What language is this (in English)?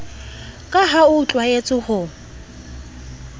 Southern Sotho